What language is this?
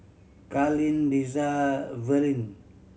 English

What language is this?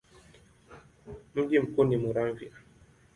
Swahili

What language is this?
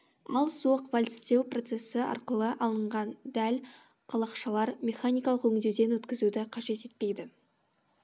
Kazakh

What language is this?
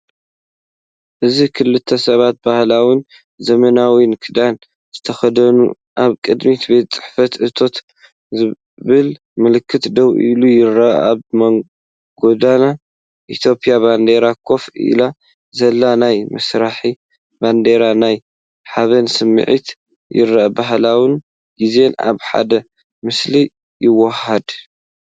Tigrinya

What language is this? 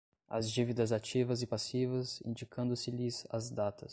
Portuguese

